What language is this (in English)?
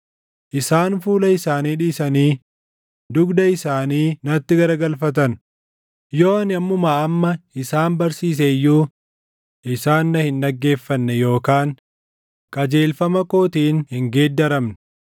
Oromo